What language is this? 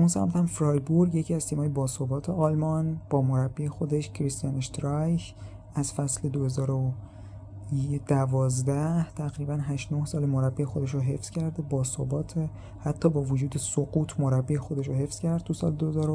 Persian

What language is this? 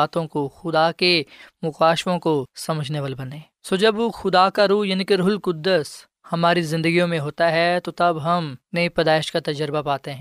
Urdu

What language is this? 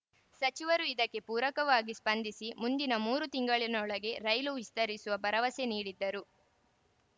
Kannada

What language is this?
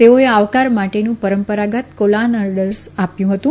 Gujarati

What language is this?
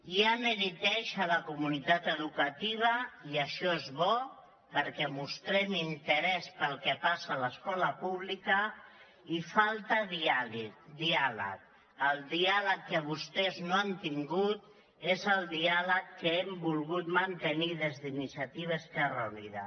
Catalan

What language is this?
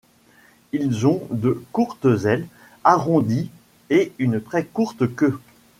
French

